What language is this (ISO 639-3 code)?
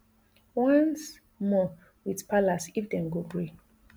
pcm